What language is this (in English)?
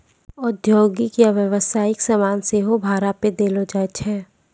Maithili